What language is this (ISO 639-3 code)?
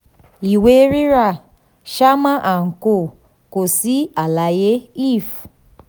yor